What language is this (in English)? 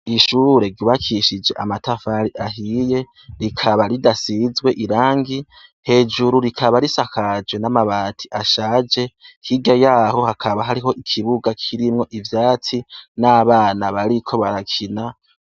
Rundi